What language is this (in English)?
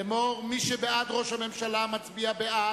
Hebrew